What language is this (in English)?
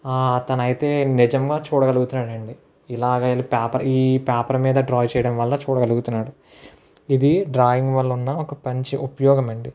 Telugu